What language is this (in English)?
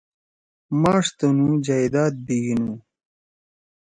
Torwali